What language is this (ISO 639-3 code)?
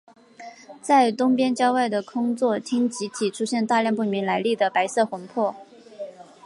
zho